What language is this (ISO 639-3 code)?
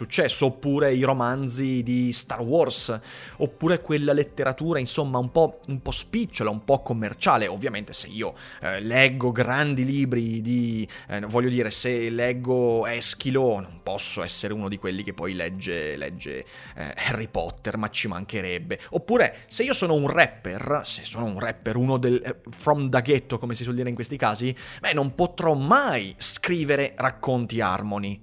ita